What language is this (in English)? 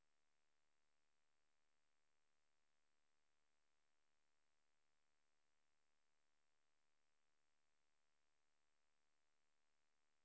Norwegian